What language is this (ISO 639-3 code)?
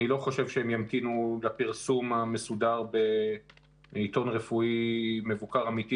heb